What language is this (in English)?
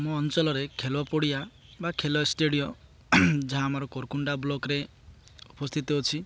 Odia